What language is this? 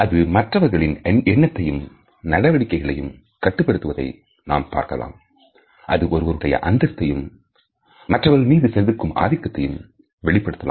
Tamil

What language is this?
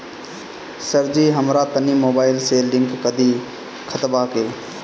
Bhojpuri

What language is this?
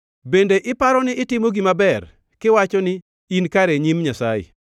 Luo (Kenya and Tanzania)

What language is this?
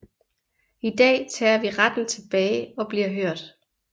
Danish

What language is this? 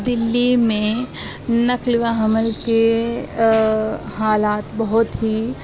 Urdu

